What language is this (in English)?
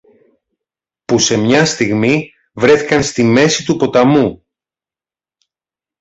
Greek